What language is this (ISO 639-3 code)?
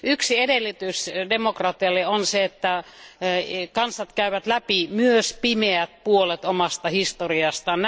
fin